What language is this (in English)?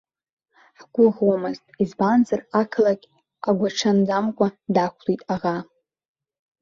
Abkhazian